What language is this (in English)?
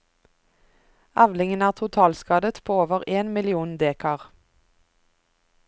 Norwegian